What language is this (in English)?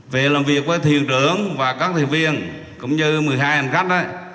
Vietnamese